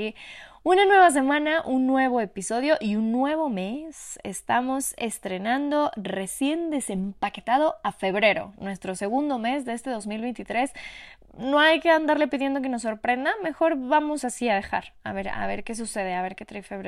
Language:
Spanish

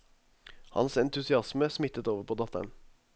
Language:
Norwegian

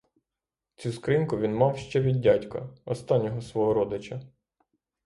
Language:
Ukrainian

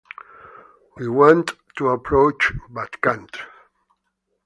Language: English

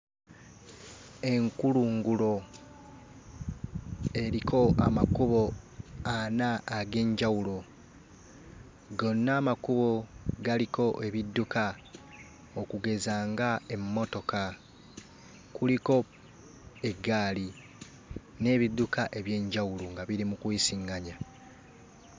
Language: Ganda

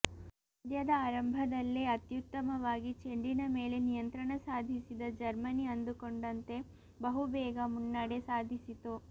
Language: Kannada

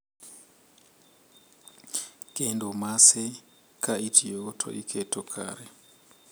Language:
Luo (Kenya and Tanzania)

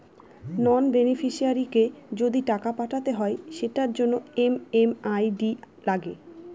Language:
Bangla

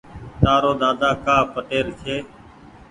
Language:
Goaria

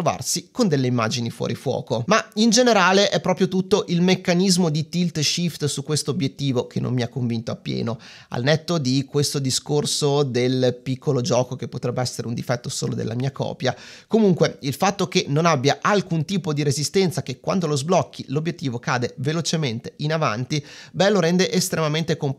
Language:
Italian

